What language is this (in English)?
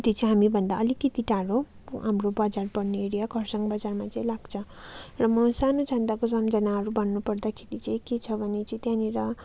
Nepali